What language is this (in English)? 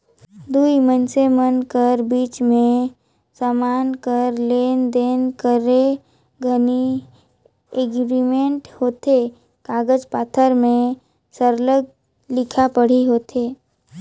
Chhattisgarhi